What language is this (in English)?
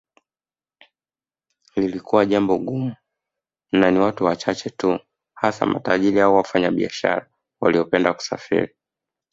Swahili